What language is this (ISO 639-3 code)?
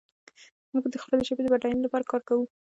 pus